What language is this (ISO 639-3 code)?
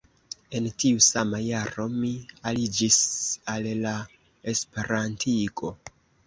epo